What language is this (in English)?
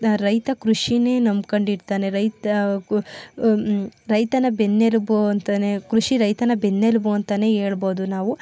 Kannada